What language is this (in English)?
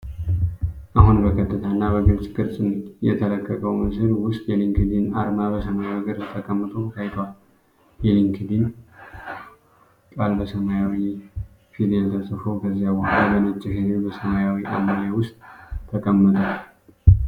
Amharic